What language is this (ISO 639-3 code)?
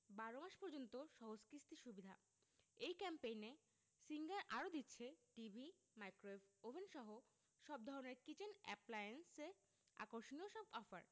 ben